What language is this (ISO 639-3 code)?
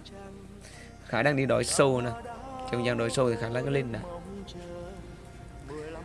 vie